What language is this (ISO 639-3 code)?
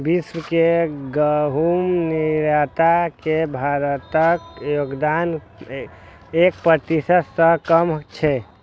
mai